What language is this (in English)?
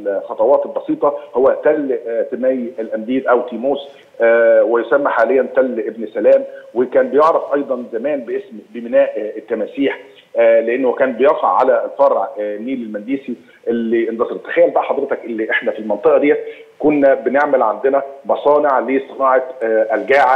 Arabic